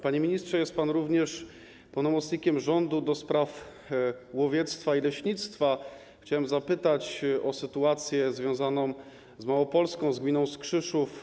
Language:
Polish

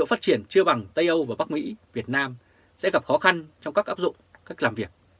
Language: Vietnamese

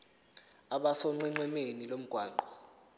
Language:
Zulu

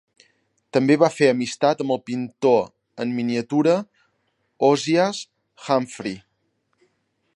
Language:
Catalan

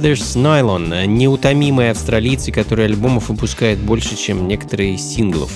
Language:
Russian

